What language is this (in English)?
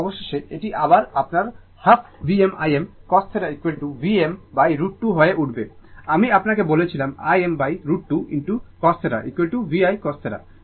Bangla